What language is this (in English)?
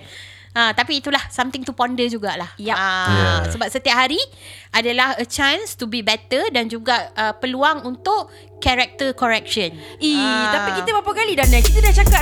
Malay